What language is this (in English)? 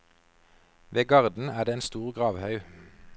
Norwegian